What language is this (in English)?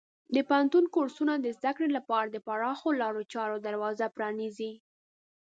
Pashto